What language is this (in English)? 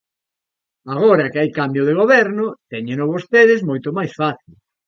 Galician